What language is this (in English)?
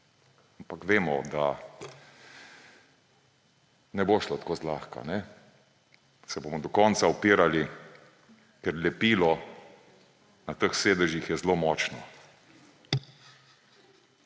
Slovenian